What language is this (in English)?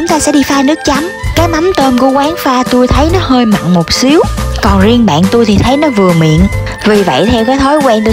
Vietnamese